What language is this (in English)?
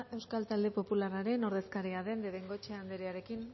Basque